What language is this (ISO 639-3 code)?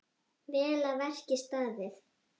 isl